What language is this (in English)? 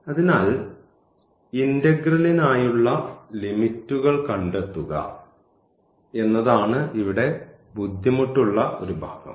Malayalam